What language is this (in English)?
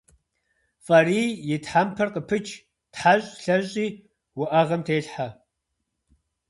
Kabardian